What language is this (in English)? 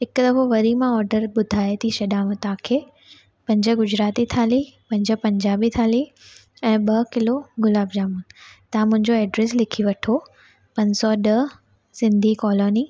Sindhi